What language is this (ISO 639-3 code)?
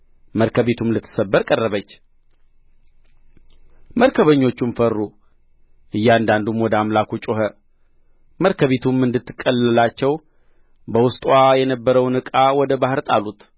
amh